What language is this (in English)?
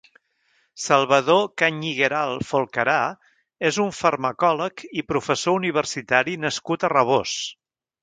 Catalan